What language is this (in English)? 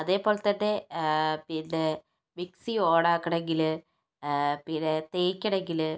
Malayalam